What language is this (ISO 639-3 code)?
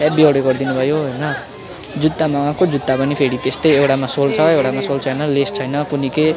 nep